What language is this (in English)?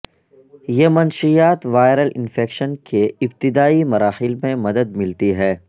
Urdu